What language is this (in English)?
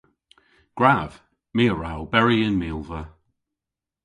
Cornish